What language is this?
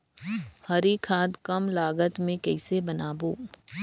Chhattisgarhi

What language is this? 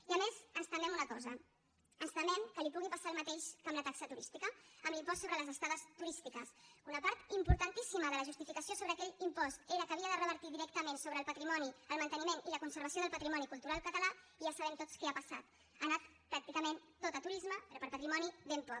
Catalan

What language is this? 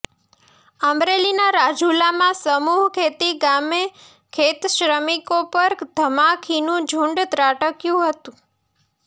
Gujarati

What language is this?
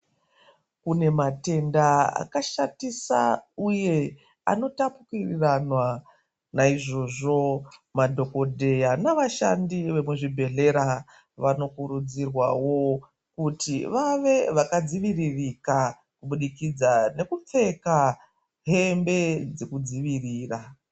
Ndau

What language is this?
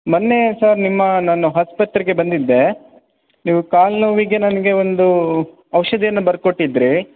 Kannada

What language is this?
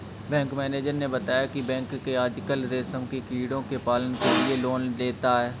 Hindi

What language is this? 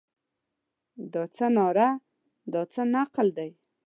Pashto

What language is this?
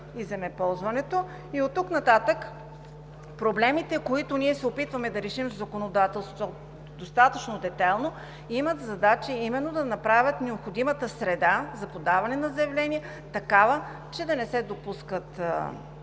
Bulgarian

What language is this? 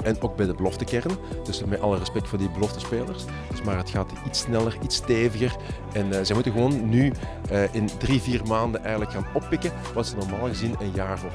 Dutch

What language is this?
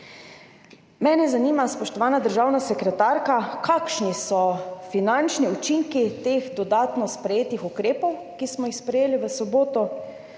Slovenian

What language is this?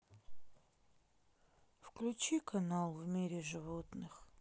Russian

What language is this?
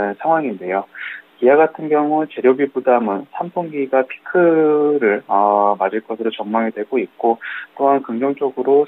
Korean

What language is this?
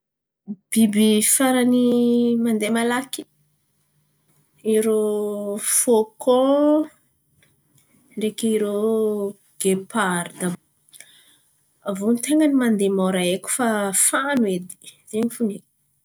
Antankarana Malagasy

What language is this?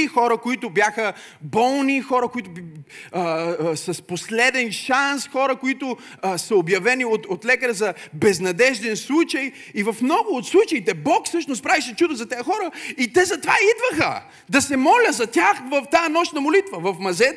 Bulgarian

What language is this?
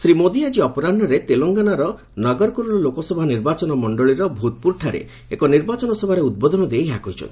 Odia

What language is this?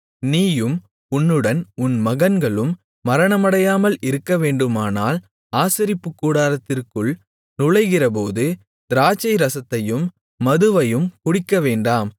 Tamil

